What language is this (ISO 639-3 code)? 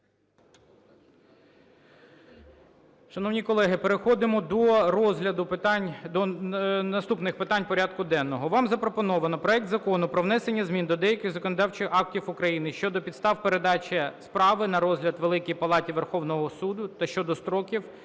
ukr